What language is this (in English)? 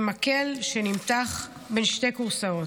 Hebrew